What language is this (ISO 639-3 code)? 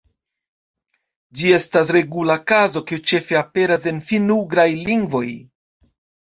epo